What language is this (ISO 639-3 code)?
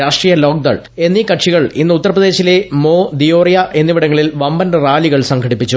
mal